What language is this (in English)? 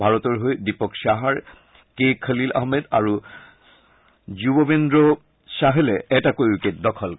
Assamese